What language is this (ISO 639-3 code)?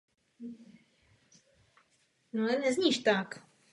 ces